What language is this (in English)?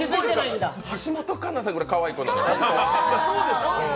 Japanese